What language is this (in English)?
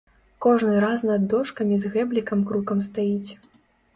Belarusian